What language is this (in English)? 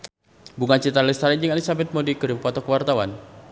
Sundanese